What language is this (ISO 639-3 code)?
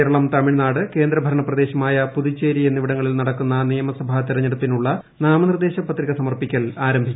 mal